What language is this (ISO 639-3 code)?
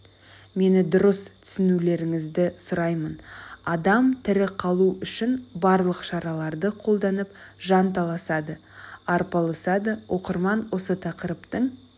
kaz